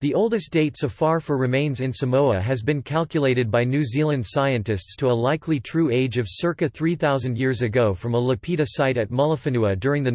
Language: English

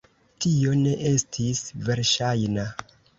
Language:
Esperanto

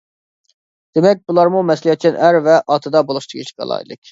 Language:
Uyghur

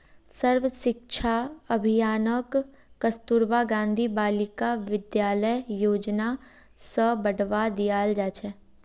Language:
Magahi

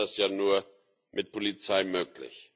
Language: German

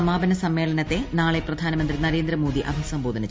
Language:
Malayalam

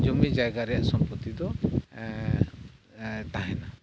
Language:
Santali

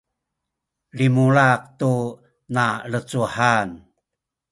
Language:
Sakizaya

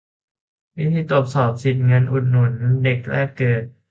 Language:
Thai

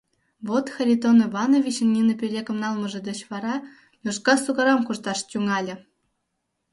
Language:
Mari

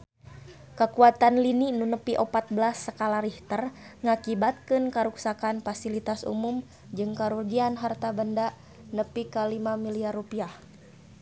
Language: Sundanese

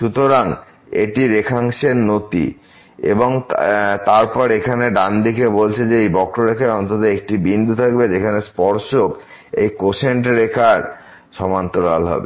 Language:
Bangla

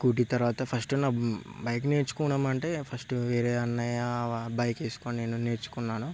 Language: Telugu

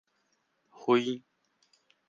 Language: Min Nan Chinese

